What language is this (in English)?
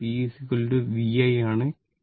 Malayalam